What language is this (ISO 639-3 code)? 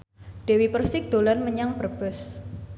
jav